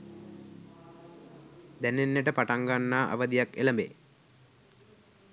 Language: Sinhala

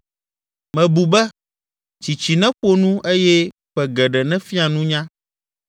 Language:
Ewe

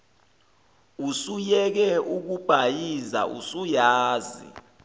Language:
Zulu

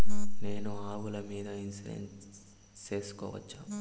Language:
Telugu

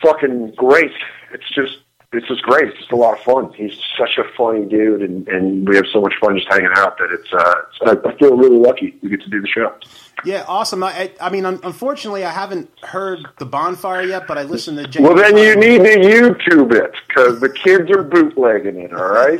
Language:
English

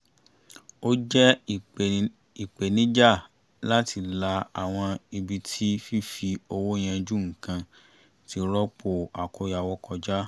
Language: Yoruba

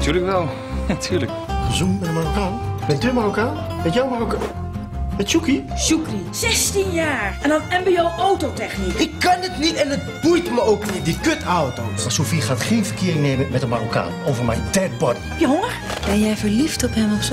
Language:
Dutch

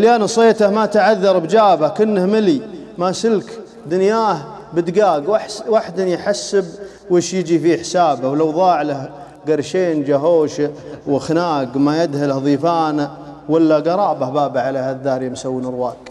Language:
Arabic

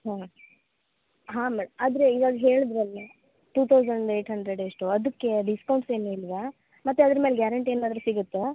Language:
Kannada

